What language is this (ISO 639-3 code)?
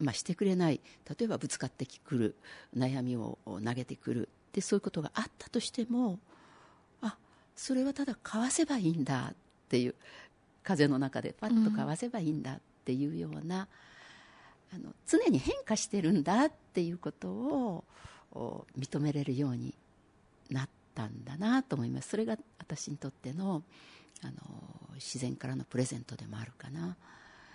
jpn